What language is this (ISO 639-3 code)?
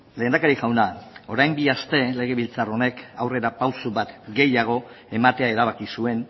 eus